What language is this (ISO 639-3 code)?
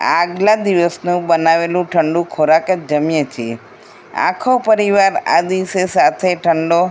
guj